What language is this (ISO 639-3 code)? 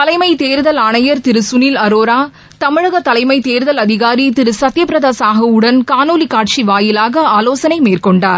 tam